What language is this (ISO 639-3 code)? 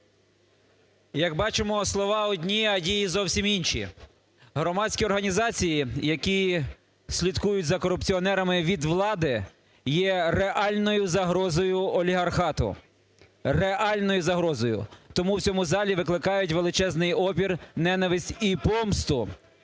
ukr